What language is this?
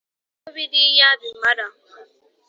Kinyarwanda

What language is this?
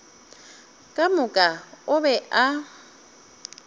Northern Sotho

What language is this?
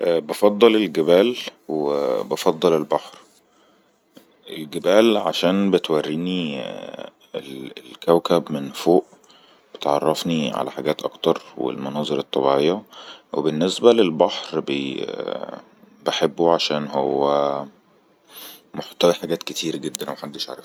Egyptian Arabic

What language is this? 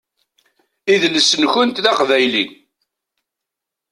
Kabyle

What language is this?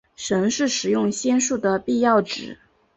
Chinese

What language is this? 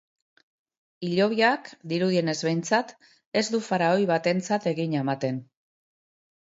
Basque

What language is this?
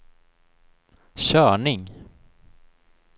Swedish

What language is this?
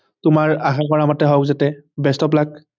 Assamese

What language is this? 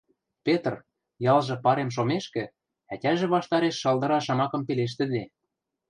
Western Mari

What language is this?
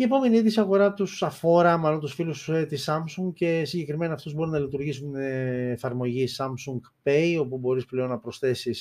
Greek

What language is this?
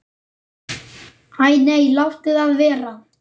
Icelandic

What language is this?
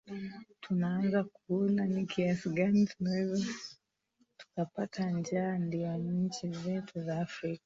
Swahili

